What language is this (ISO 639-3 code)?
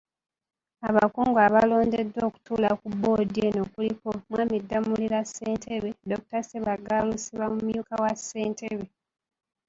lug